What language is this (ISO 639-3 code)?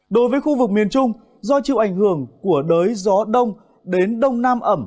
vie